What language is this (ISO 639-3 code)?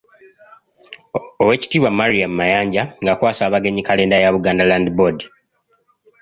lug